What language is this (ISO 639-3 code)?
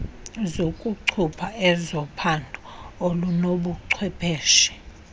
xho